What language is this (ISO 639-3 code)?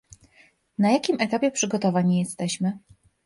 pol